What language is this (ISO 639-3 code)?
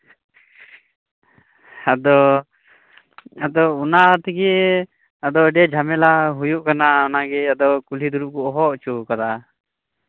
sat